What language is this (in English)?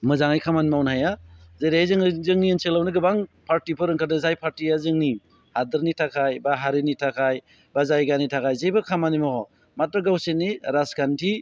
Bodo